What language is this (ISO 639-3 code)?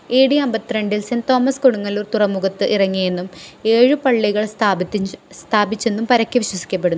mal